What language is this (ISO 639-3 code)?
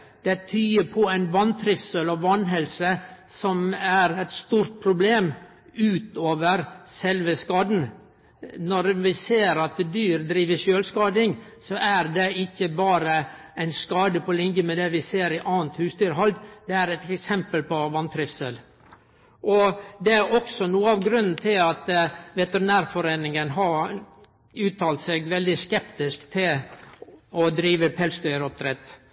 nno